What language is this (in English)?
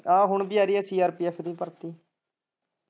Punjabi